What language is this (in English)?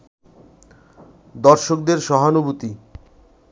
Bangla